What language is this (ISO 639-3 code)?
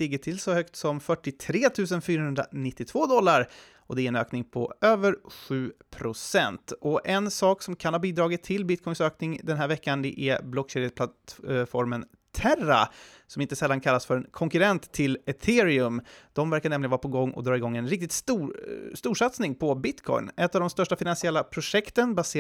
swe